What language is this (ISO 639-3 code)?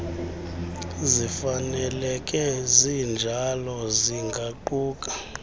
xho